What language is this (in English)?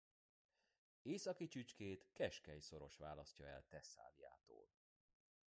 Hungarian